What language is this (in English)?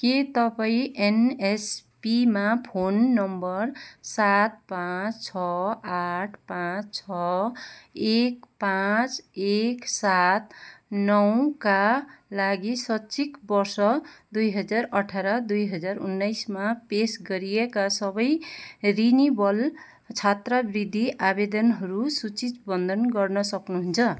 Nepali